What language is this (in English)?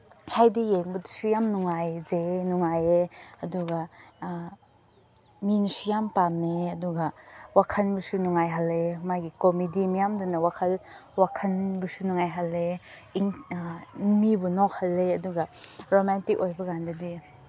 Manipuri